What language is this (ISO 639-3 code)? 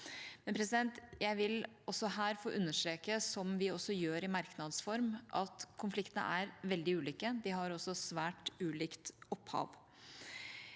nor